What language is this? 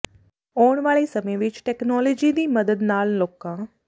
Punjabi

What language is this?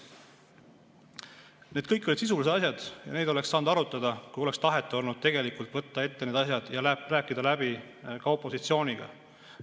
Estonian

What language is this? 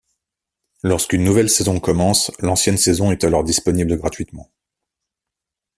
French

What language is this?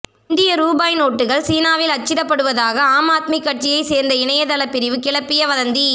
Tamil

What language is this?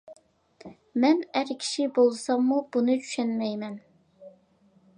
Uyghur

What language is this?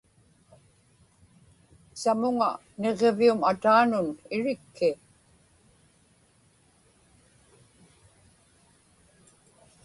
Inupiaq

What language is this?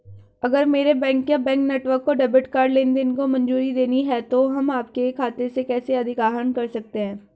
Hindi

